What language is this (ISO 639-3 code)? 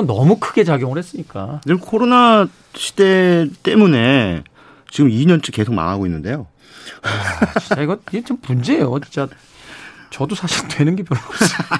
kor